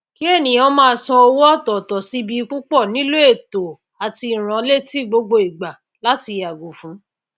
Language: Yoruba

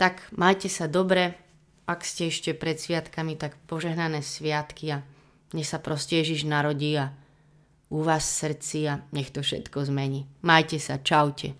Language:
Slovak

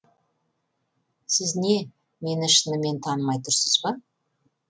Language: Kazakh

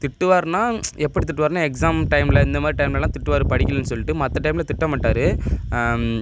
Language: Tamil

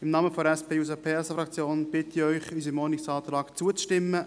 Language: Swiss German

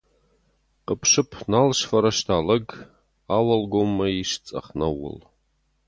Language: Ossetic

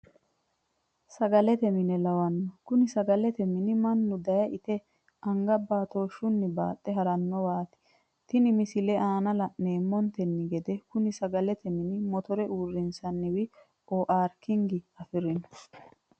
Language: Sidamo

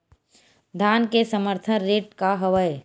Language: Chhattisgarhi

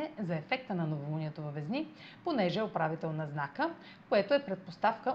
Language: Bulgarian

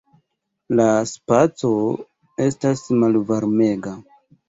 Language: Esperanto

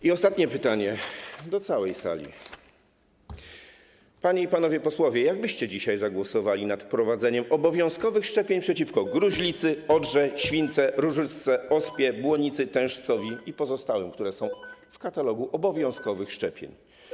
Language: Polish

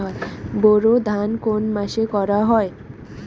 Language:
Bangla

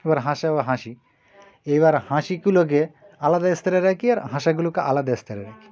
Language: Bangla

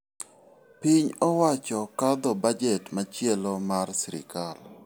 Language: Luo (Kenya and Tanzania)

